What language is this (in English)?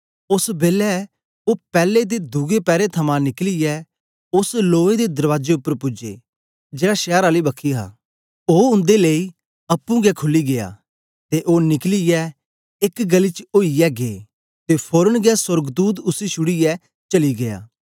Dogri